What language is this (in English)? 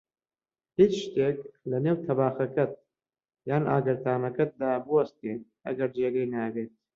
Central Kurdish